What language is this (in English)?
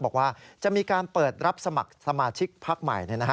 Thai